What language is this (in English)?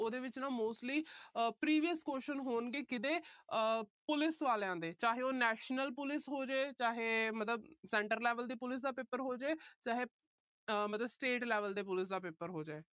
Punjabi